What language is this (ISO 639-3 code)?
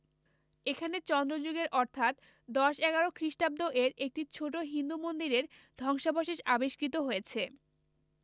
ben